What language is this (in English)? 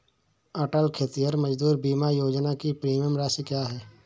Hindi